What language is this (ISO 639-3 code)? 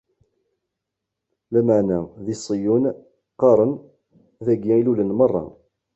kab